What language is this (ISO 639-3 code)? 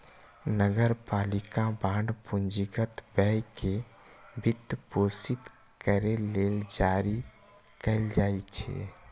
mai